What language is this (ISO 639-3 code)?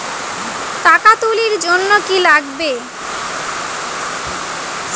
ben